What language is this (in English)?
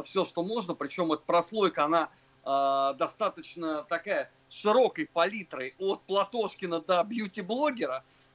Russian